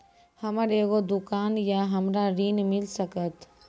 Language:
Maithili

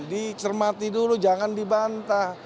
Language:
Indonesian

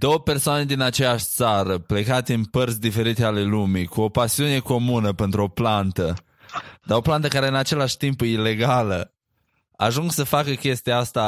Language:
Romanian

